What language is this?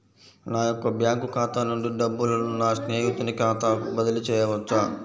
Telugu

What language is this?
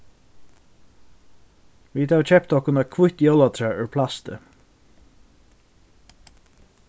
Faroese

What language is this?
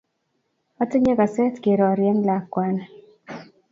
Kalenjin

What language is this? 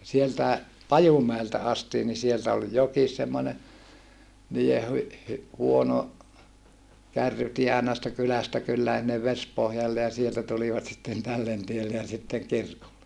Finnish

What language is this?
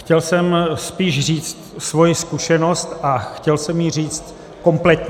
Czech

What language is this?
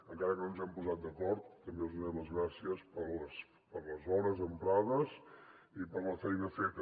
Catalan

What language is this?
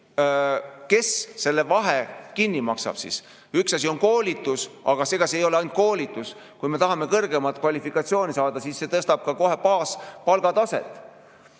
Estonian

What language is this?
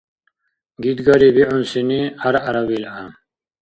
Dargwa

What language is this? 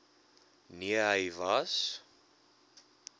Afrikaans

